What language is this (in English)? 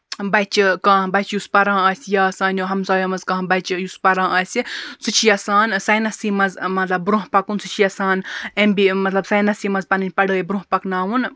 Kashmiri